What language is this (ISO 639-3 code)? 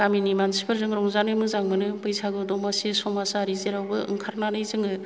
brx